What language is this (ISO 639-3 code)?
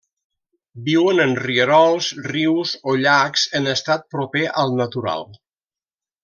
cat